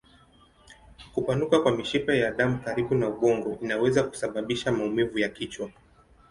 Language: Swahili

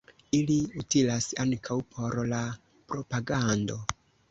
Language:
Esperanto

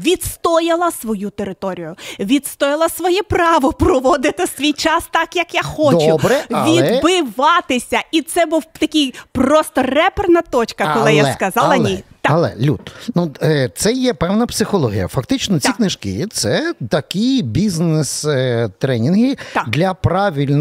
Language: Ukrainian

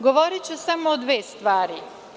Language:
Serbian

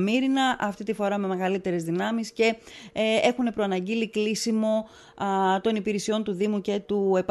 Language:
Greek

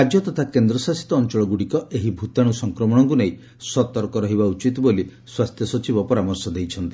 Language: Odia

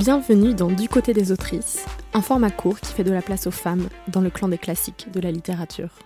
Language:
French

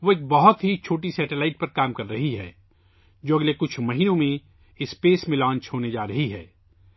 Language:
Urdu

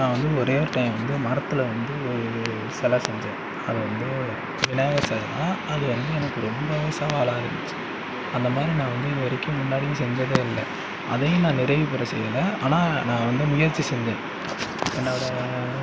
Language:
Tamil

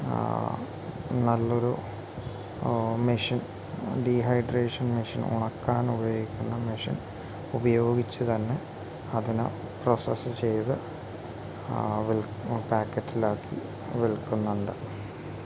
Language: Malayalam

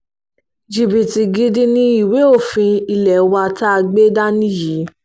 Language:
Yoruba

